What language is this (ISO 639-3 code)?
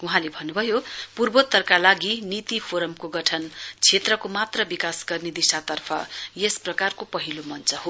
nep